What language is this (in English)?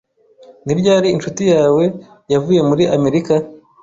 Kinyarwanda